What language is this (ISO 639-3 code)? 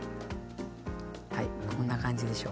jpn